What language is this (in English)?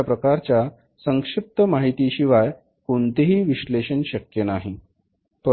Marathi